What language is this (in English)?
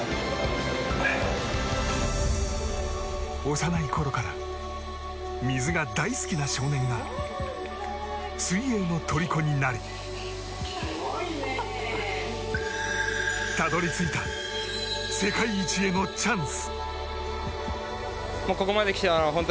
Japanese